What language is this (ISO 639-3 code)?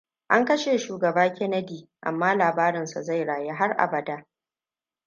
hau